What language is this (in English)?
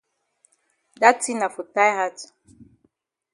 Cameroon Pidgin